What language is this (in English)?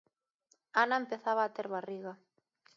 Galician